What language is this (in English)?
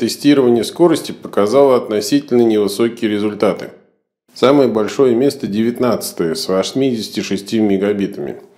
Russian